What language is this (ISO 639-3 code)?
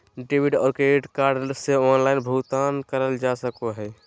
mag